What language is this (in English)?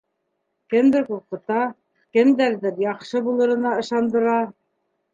Bashkir